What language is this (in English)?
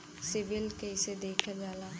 Bhojpuri